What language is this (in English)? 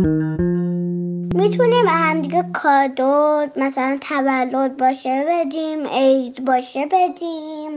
Persian